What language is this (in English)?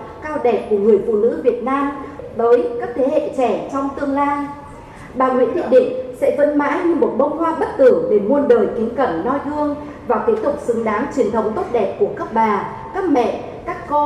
Vietnamese